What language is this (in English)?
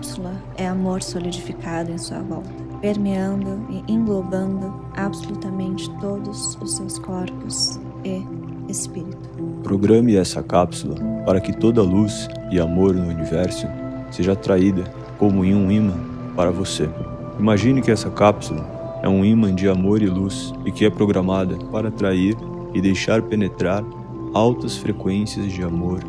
Portuguese